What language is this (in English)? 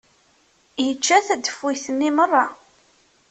Kabyle